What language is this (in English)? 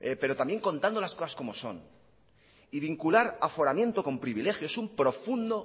Spanish